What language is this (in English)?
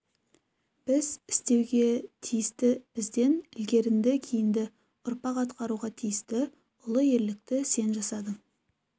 Kazakh